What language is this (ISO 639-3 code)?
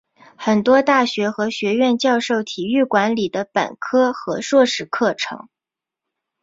zho